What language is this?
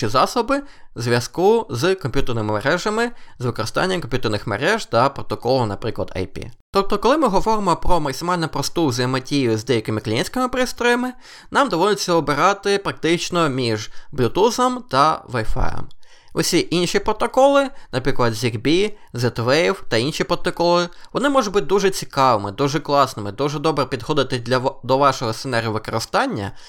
Ukrainian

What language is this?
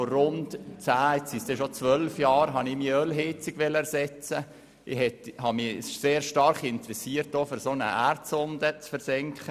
Swiss German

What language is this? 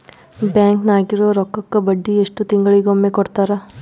Kannada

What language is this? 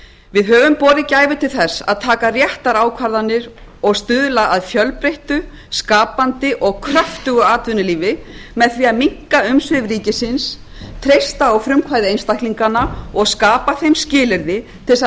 Icelandic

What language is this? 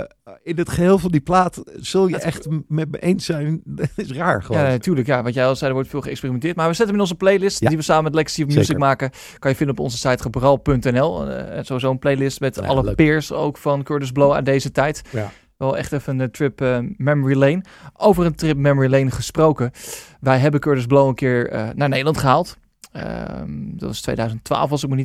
Dutch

